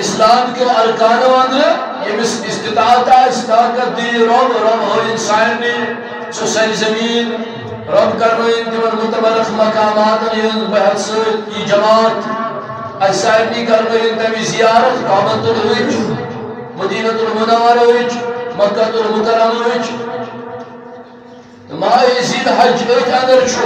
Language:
Turkish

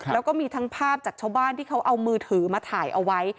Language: Thai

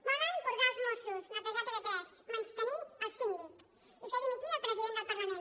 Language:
Catalan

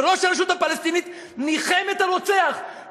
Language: Hebrew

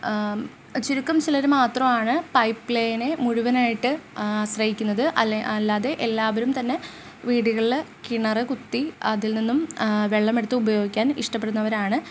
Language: Malayalam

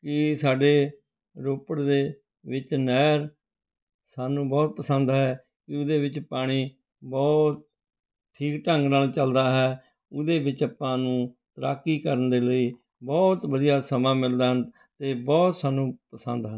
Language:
Punjabi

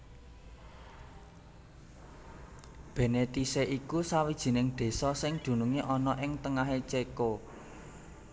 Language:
Javanese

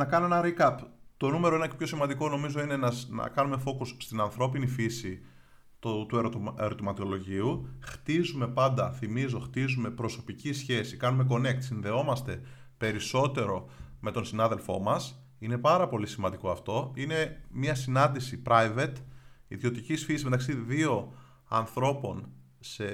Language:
Greek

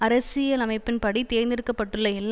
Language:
Tamil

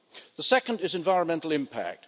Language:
English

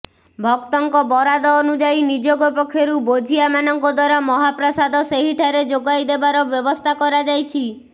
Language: Odia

